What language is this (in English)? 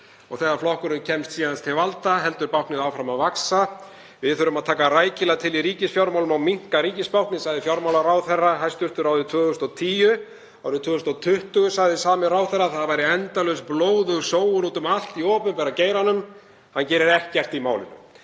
Icelandic